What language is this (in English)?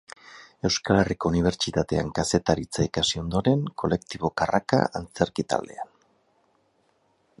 Basque